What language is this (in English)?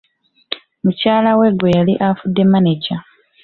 Ganda